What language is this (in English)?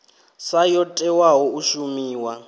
Venda